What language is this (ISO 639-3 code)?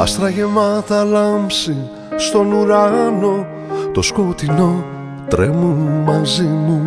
ell